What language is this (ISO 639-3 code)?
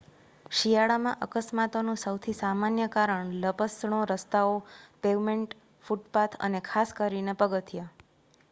guj